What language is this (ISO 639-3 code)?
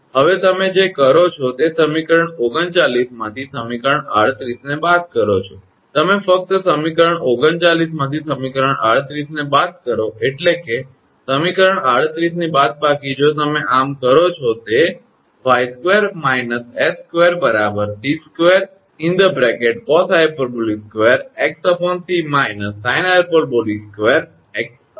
guj